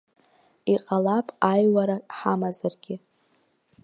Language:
Abkhazian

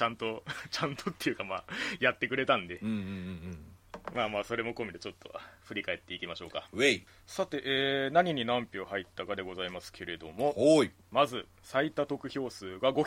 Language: Japanese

